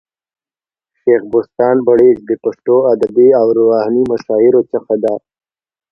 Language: Pashto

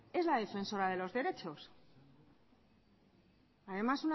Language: Spanish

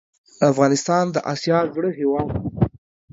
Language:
Pashto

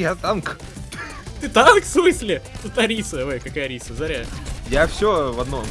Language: Russian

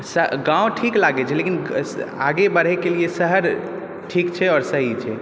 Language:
Maithili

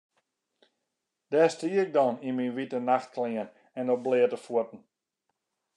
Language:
Western Frisian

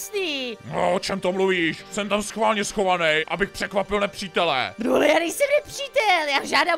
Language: Czech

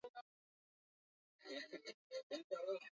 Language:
Swahili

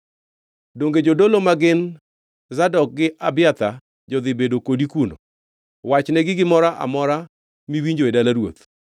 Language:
Luo (Kenya and Tanzania)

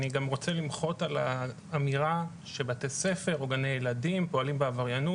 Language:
Hebrew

